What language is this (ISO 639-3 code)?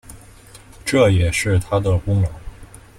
zho